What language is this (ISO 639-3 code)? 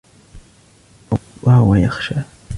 ara